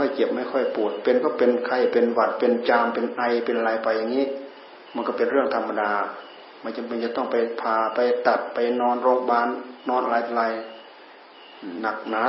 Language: Thai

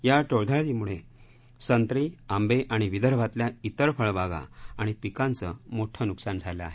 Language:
Marathi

